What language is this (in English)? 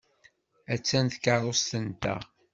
Kabyle